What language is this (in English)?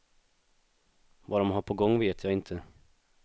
Swedish